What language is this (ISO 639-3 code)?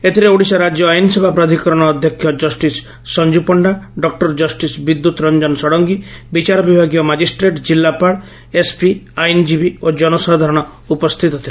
ori